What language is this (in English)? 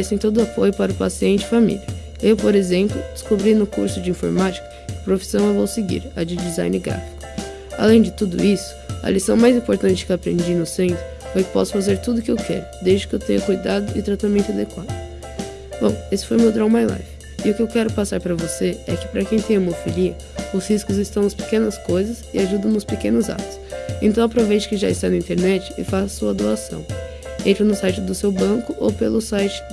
Portuguese